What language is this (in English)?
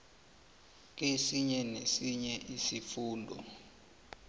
South Ndebele